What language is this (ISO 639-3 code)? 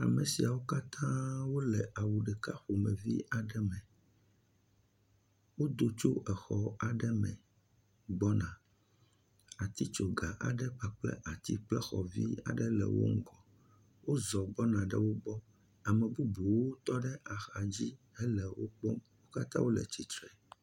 ewe